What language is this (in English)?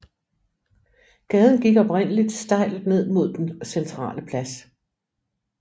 Danish